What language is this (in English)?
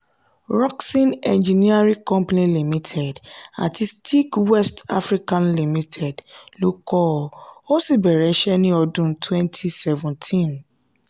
Yoruba